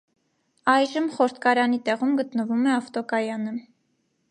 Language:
Armenian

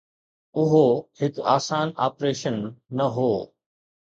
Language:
Sindhi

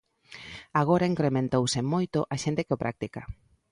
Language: Galician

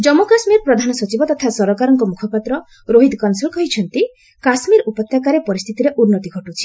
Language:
Odia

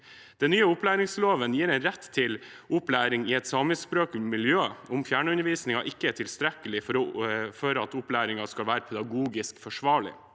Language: Norwegian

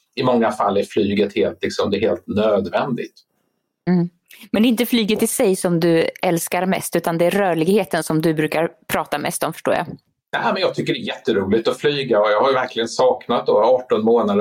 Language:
Swedish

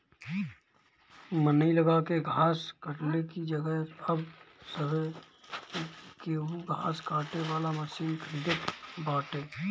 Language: Bhojpuri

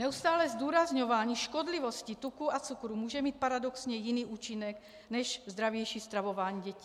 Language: Czech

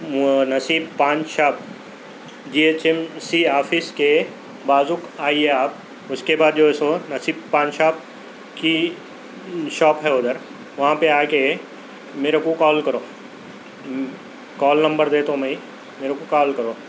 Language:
Urdu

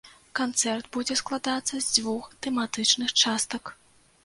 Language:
Belarusian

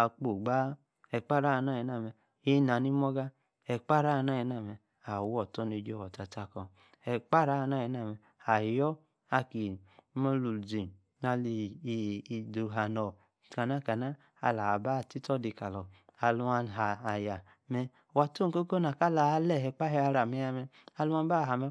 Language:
Yace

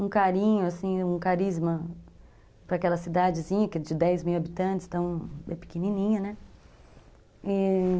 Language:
Portuguese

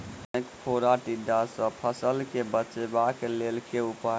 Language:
Maithili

